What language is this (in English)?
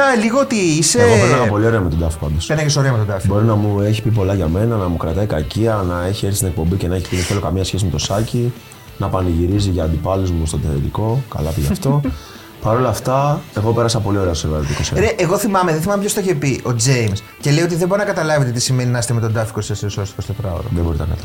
Greek